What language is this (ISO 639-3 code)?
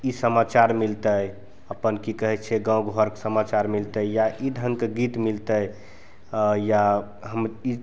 mai